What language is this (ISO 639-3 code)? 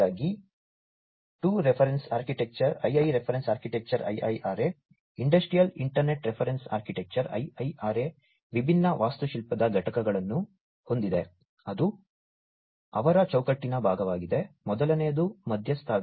kan